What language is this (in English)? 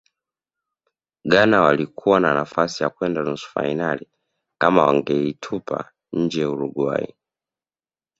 Swahili